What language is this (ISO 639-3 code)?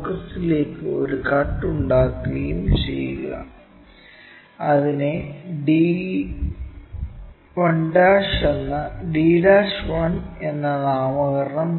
mal